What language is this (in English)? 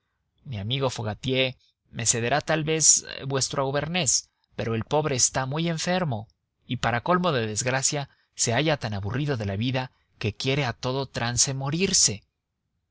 Spanish